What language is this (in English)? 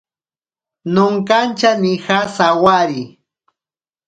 Ashéninka Perené